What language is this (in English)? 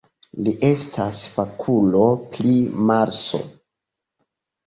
Esperanto